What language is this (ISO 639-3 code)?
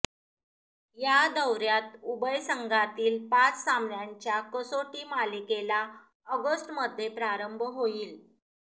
mar